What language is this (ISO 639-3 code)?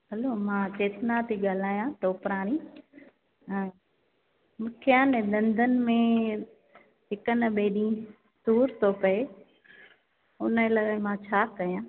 snd